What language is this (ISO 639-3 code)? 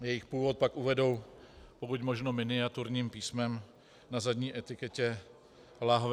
ces